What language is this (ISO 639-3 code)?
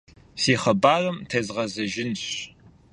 kbd